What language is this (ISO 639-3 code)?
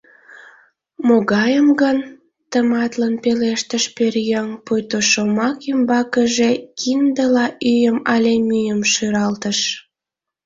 chm